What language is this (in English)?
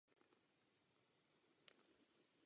Czech